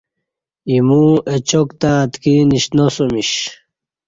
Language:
Kati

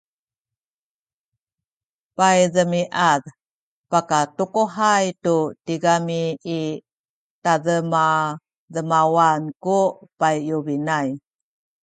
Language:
Sakizaya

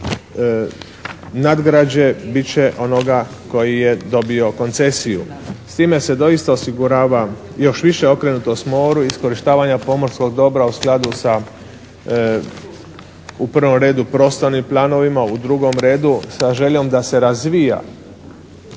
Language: Croatian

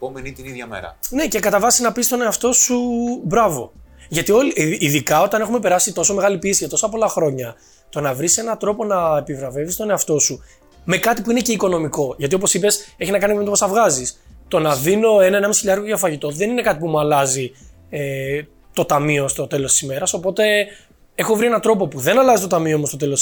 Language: Greek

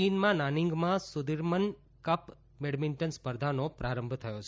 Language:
Gujarati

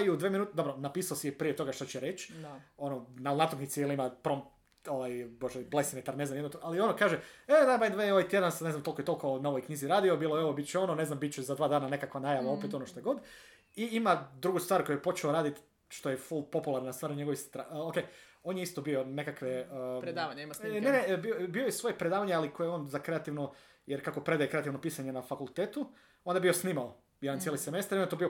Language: Croatian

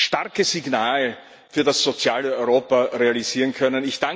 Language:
German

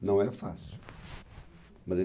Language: Portuguese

